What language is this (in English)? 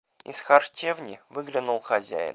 Russian